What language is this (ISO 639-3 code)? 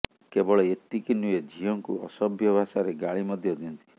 ori